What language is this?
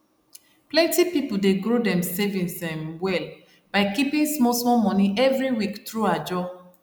Nigerian Pidgin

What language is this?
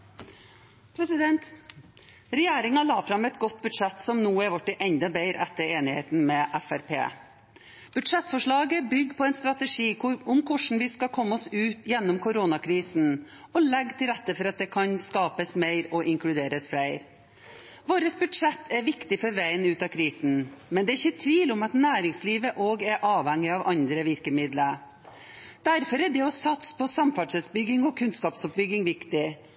Norwegian Bokmål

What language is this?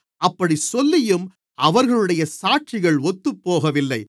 Tamil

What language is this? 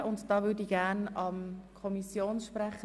Swiss German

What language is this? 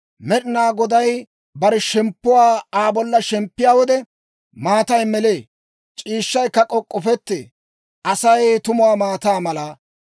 Dawro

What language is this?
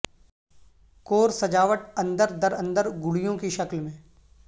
Urdu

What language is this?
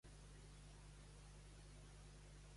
Catalan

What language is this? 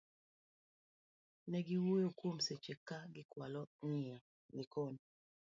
Luo (Kenya and Tanzania)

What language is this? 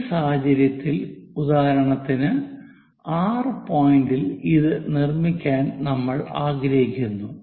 Malayalam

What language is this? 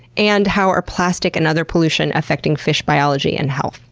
English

